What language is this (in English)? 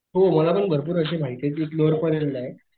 Marathi